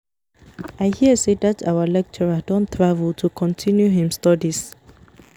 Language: Nigerian Pidgin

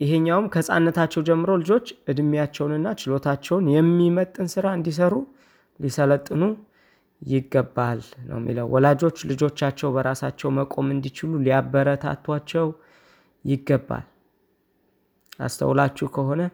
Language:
Amharic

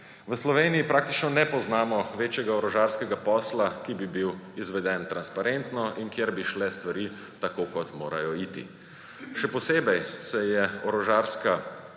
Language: Slovenian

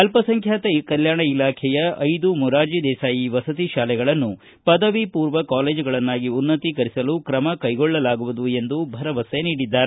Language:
Kannada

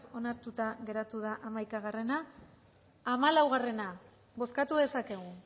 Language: Basque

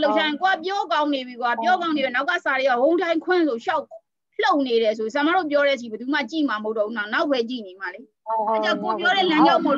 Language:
Thai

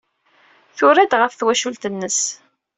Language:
Kabyle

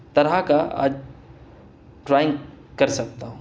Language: Urdu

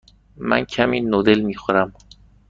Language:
Persian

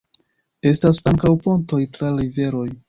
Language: Esperanto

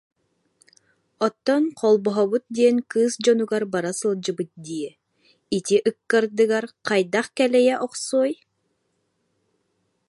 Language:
Yakut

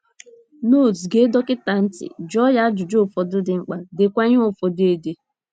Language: Igbo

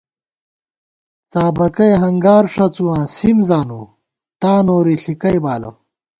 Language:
Gawar-Bati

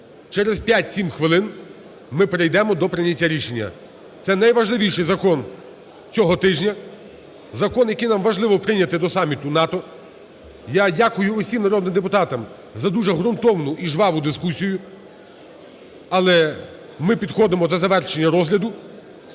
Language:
Ukrainian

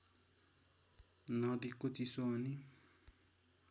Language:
Nepali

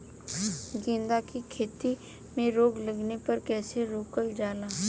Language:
Bhojpuri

